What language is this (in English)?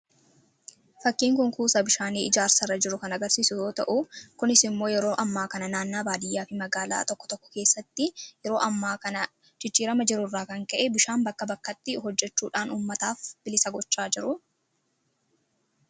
Oromo